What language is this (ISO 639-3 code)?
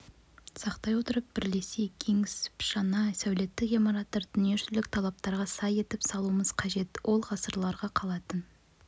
kaz